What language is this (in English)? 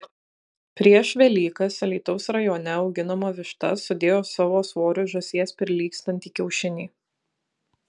Lithuanian